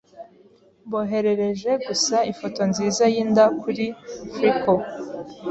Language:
Kinyarwanda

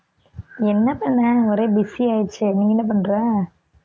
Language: Tamil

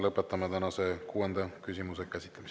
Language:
Estonian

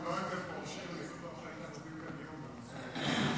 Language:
Hebrew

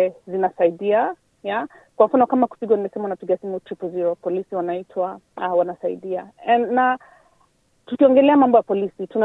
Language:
Swahili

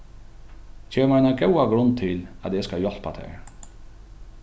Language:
Faroese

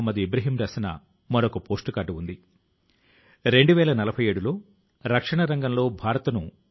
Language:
Telugu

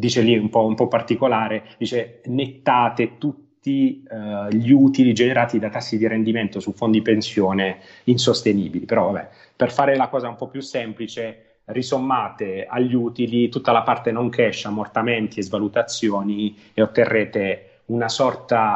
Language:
Italian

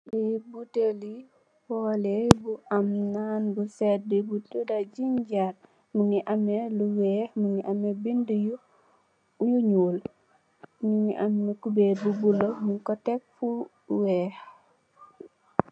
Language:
Wolof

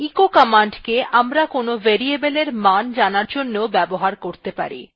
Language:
Bangla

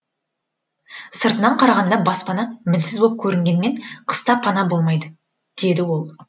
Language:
Kazakh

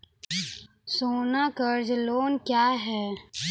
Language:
Maithili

